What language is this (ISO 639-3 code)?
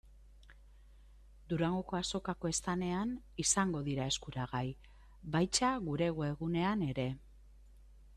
eus